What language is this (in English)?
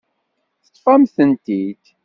Kabyle